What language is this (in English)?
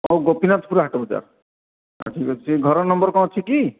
Odia